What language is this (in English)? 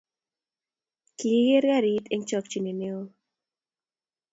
Kalenjin